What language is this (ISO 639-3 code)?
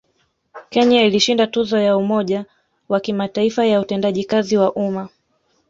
swa